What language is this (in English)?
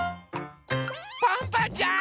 Japanese